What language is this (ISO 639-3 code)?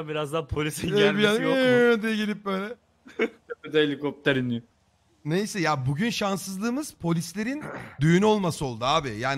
tur